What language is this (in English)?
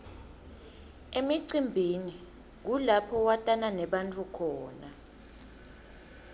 Swati